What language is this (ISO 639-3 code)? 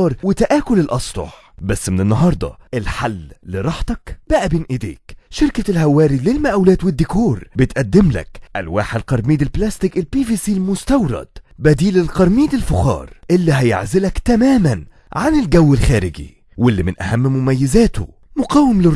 ara